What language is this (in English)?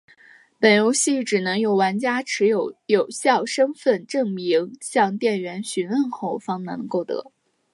Chinese